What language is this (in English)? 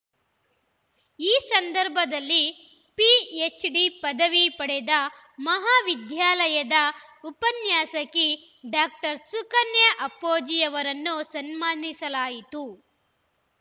Kannada